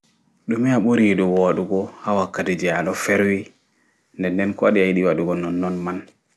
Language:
Fula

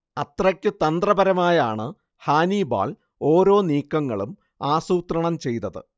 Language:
Malayalam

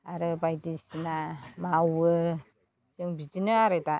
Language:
Bodo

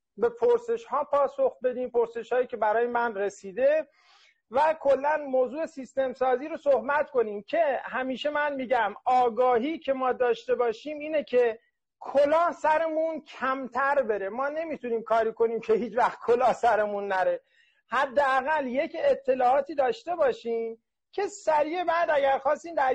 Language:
Persian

